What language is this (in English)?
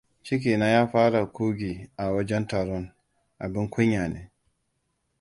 Hausa